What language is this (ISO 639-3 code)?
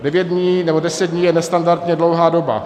ces